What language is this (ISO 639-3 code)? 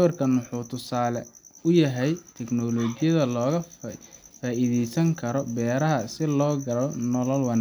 som